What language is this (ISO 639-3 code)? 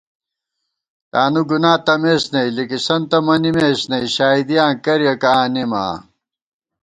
gwt